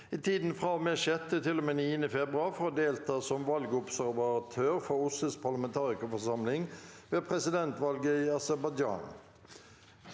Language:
Norwegian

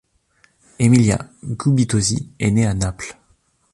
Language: French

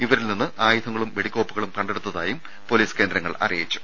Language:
Malayalam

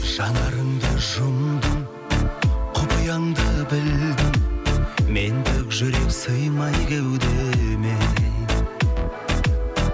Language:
Kazakh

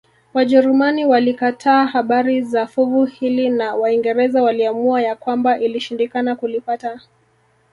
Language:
Swahili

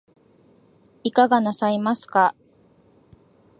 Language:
Japanese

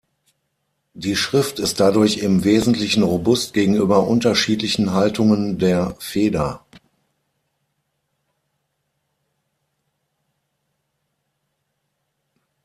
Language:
German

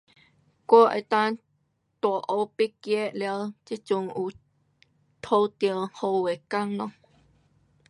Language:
Pu-Xian Chinese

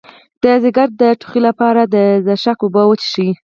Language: Pashto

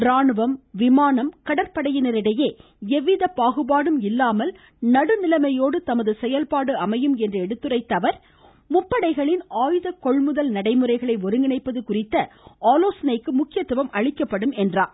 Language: Tamil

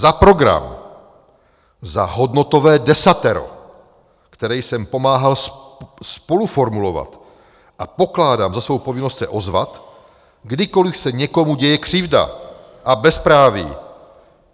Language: Czech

